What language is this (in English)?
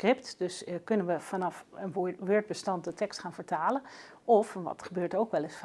Dutch